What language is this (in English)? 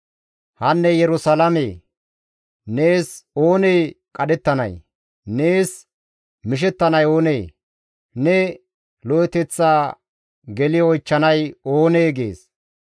Gamo